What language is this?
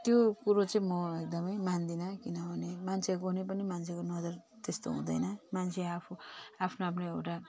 Nepali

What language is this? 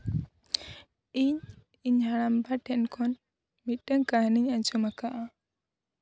Santali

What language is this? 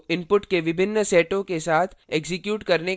Hindi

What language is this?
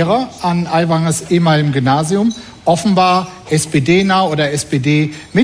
German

